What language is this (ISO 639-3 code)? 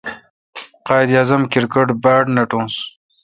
xka